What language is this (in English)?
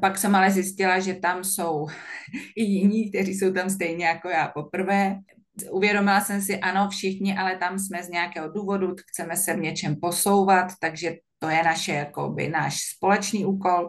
Czech